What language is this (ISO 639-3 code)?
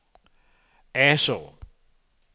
dan